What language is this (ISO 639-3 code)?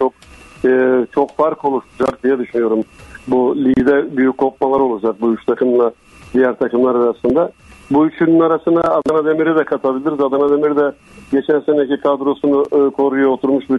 tur